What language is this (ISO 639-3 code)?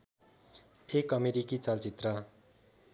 nep